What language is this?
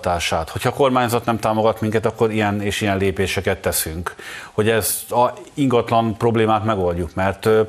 Hungarian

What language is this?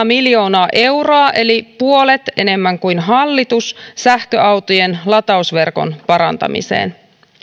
Finnish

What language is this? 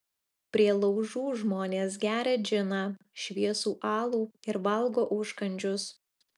Lithuanian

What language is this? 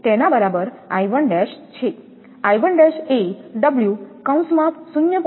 Gujarati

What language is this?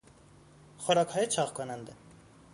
Persian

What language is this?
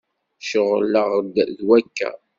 Kabyle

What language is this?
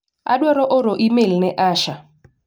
Luo (Kenya and Tanzania)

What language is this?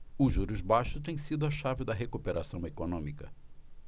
Portuguese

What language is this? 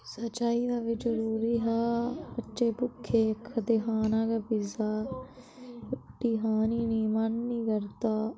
Dogri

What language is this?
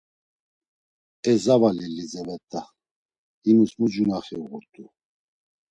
Laz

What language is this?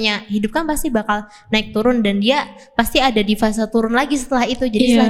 Indonesian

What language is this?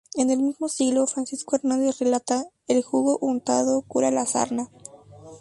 Spanish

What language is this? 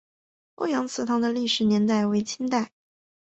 Chinese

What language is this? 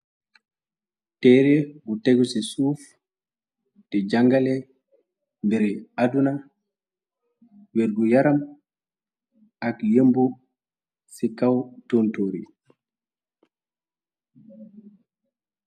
Wolof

